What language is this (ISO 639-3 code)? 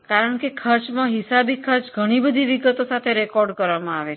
guj